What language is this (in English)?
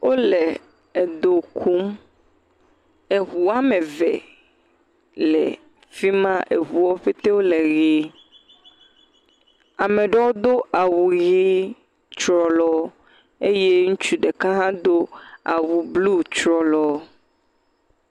Ewe